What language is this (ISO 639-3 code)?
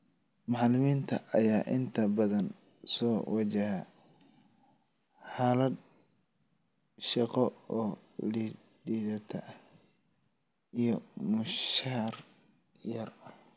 som